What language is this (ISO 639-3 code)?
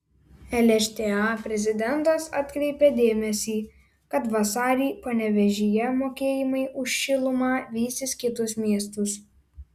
lit